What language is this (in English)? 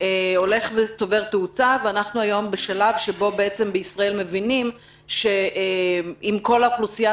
Hebrew